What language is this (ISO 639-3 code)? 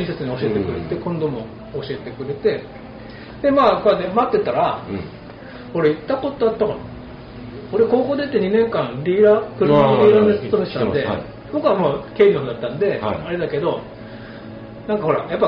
jpn